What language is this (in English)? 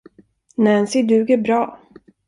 Swedish